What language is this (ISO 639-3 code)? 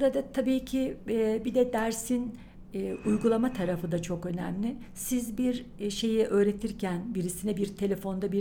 tur